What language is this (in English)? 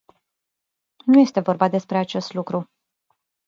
Romanian